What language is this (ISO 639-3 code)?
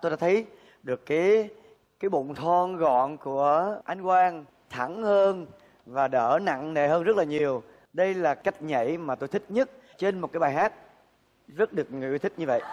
vie